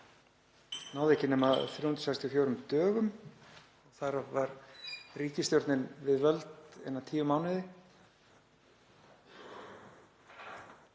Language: Icelandic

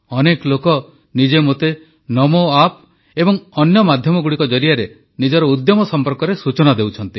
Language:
Odia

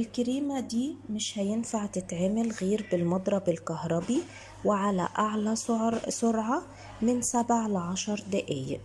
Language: Arabic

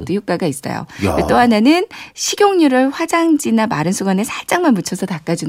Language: Korean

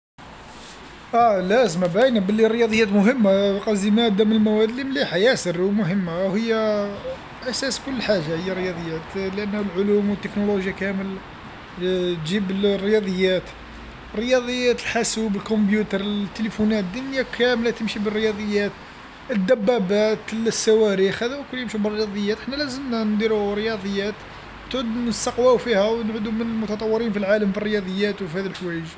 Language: Algerian Arabic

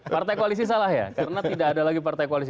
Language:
Indonesian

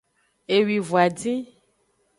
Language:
Aja (Benin)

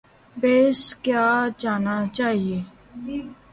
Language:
Urdu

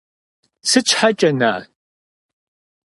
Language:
Kabardian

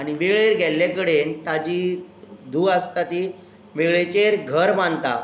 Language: Konkani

